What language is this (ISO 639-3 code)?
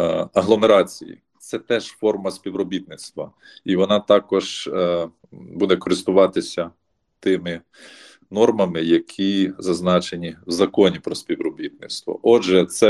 ukr